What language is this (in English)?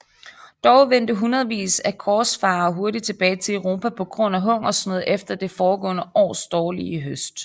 Danish